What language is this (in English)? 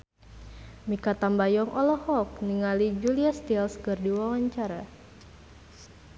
Sundanese